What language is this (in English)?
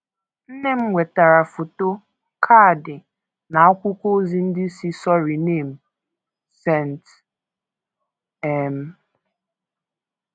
Igbo